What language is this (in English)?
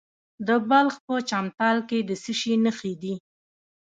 Pashto